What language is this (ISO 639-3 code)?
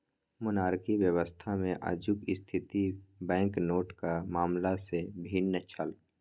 mai